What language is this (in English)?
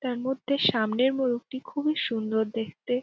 Bangla